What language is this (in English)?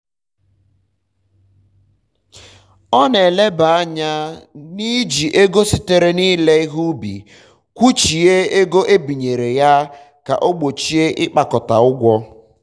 Igbo